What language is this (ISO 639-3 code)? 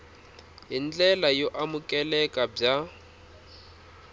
tso